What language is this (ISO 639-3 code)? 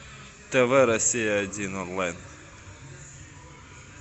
rus